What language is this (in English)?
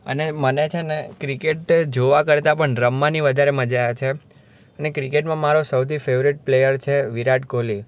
Gujarati